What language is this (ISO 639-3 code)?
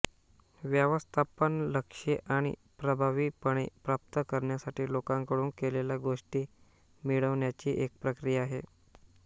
mar